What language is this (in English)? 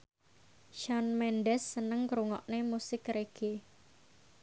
Javanese